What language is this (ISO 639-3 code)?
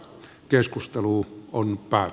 fin